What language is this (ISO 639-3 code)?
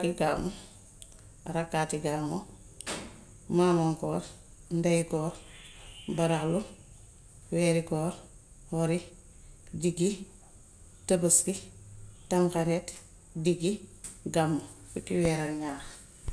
wof